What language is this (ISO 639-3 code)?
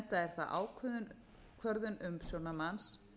isl